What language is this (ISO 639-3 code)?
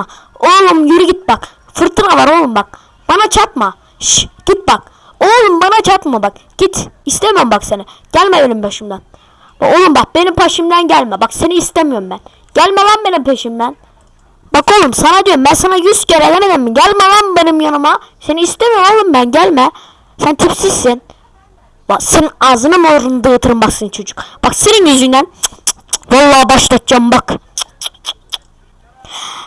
tur